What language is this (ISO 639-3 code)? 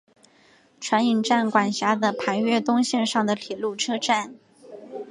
zho